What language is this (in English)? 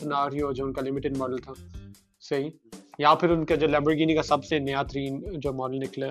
Urdu